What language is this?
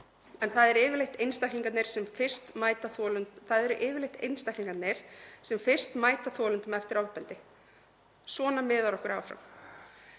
Icelandic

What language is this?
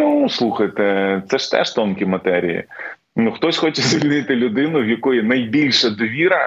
Ukrainian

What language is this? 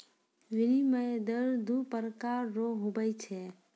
Maithili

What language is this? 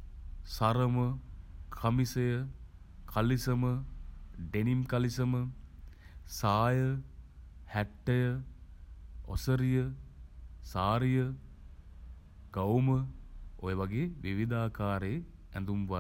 Sinhala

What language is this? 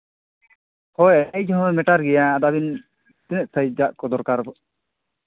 Santali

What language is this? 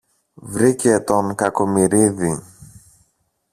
Greek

